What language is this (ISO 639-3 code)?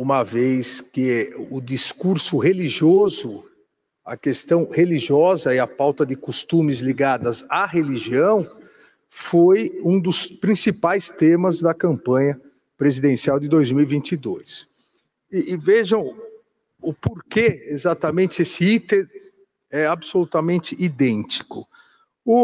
por